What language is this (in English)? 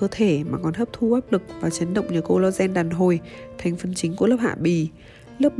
Vietnamese